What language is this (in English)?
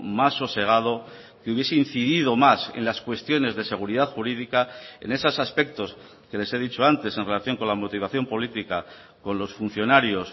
Spanish